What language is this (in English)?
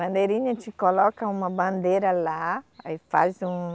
Portuguese